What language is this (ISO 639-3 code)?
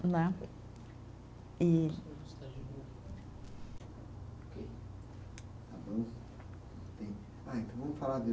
por